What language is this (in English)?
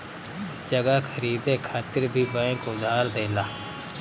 Bhojpuri